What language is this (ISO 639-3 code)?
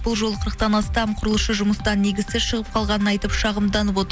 kaz